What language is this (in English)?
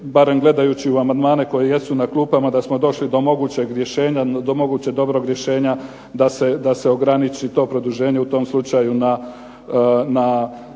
Croatian